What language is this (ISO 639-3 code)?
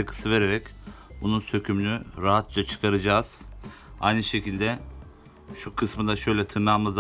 tur